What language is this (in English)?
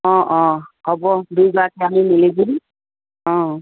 Assamese